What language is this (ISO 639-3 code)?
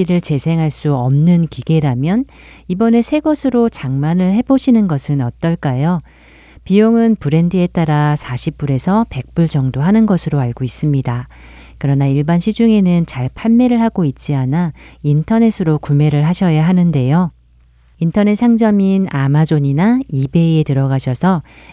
kor